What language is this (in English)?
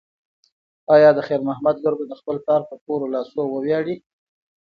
Pashto